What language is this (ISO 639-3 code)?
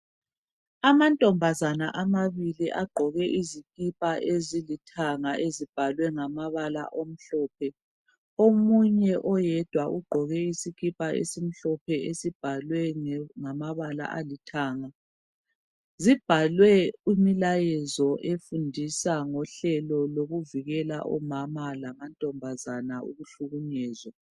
nde